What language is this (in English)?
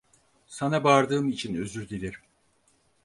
Turkish